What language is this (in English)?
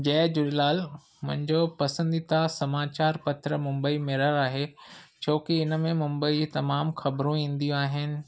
Sindhi